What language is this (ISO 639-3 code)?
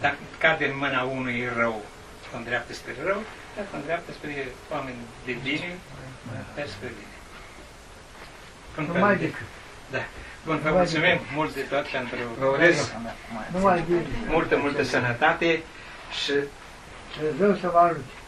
ron